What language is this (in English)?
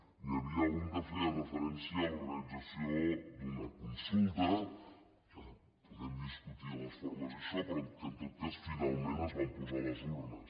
Catalan